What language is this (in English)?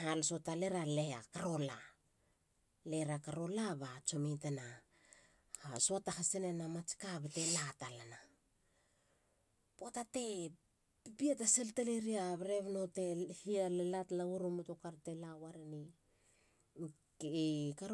Halia